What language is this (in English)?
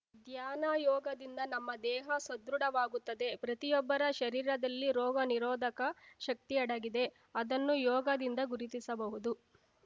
Kannada